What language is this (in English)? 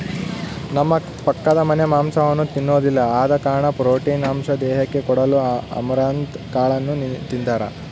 Kannada